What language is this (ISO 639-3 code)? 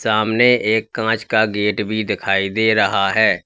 hin